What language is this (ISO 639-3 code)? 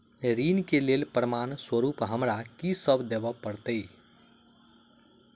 mai